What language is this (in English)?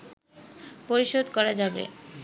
Bangla